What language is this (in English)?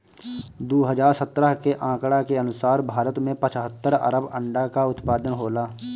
Bhojpuri